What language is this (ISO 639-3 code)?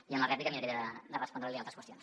cat